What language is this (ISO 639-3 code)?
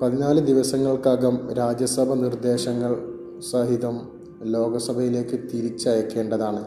mal